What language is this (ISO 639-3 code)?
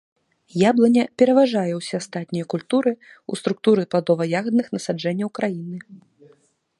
bel